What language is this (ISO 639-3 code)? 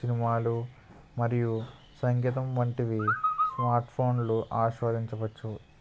tel